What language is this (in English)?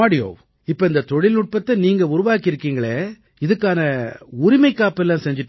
Tamil